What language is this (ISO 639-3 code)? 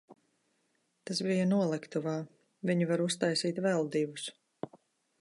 lav